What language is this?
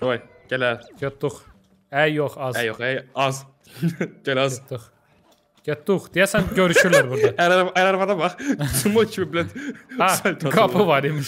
Turkish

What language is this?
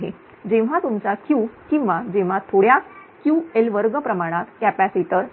Marathi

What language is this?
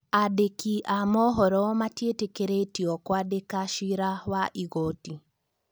Kikuyu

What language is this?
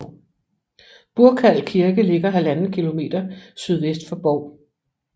Danish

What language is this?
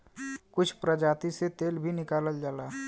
Bhojpuri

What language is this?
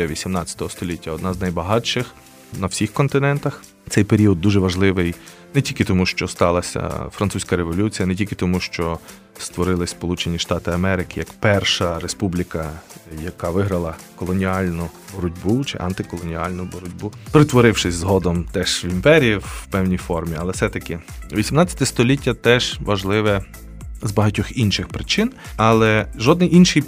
Ukrainian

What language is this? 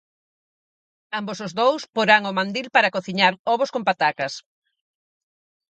Galician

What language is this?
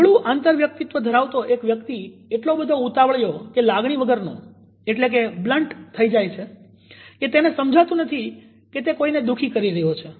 Gujarati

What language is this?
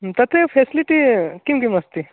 Sanskrit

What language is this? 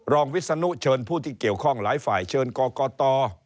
Thai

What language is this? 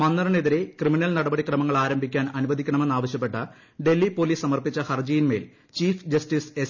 Malayalam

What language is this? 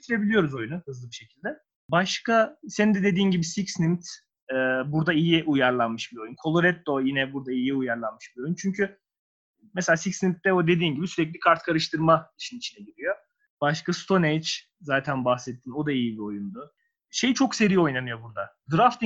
Turkish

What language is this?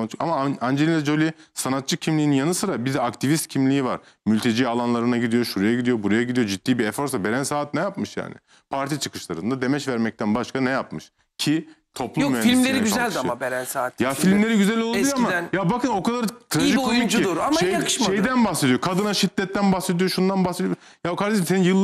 Turkish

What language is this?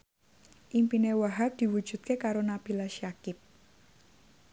Javanese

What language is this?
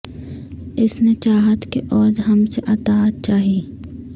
Urdu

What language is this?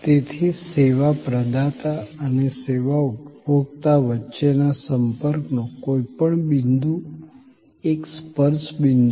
Gujarati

